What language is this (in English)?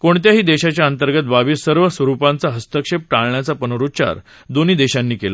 Marathi